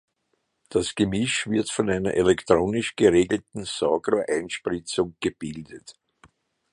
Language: German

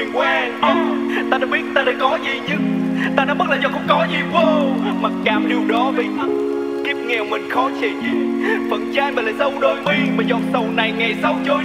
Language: Vietnamese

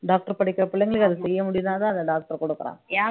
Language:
Tamil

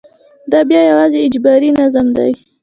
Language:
Pashto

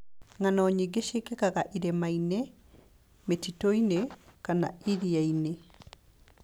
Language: Kikuyu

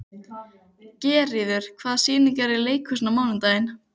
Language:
Icelandic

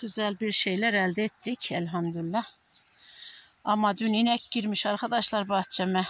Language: Turkish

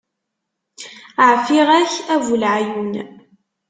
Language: Kabyle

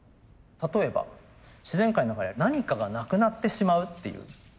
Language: Japanese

